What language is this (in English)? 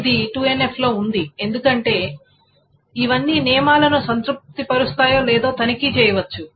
Telugu